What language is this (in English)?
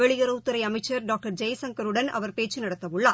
Tamil